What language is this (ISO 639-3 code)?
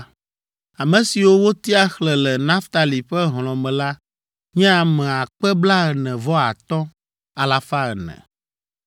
ewe